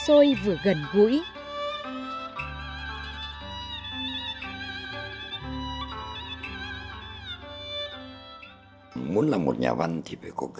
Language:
Vietnamese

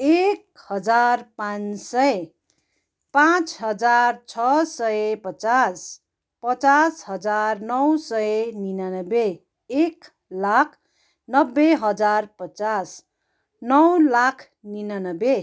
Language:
Nepali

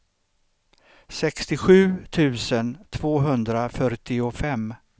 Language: Swedish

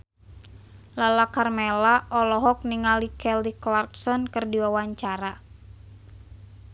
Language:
Sundanese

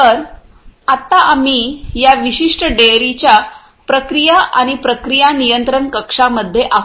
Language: Marathi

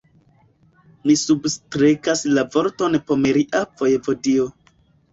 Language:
Esperanto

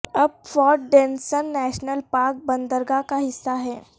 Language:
Urdu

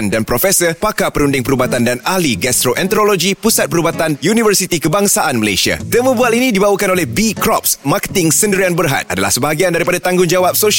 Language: Malay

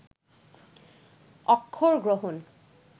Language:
Bangla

